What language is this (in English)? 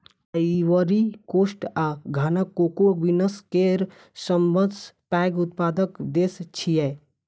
Maithili